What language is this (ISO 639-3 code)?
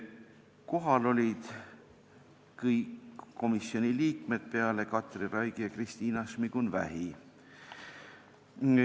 est